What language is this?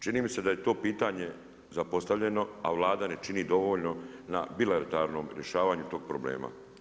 Croatian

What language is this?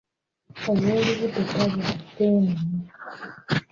Ganda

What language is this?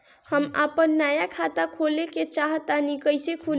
Bhojpuri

